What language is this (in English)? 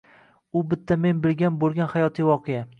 Uzbek